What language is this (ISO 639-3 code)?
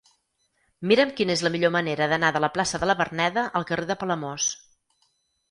cat